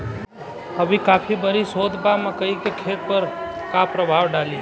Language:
Bhojpuri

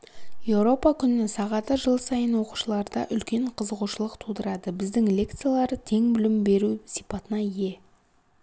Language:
Kazakh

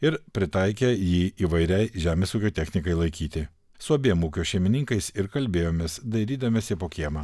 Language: Lithuanian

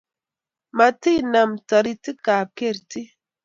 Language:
Kalenjin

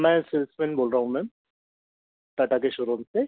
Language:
Hindi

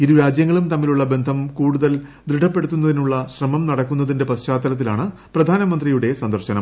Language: Malayalam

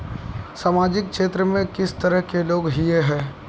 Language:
Magahi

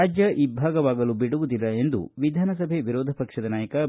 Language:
Kannada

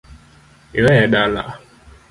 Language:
Luo (Kenya and Tanzania)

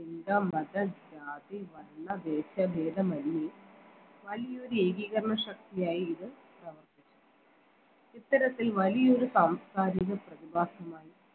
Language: Malayalam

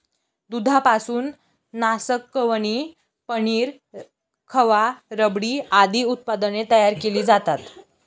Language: Marathi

